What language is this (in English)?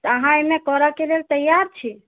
Maithili